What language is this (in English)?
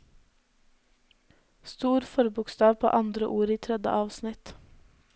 Norwegian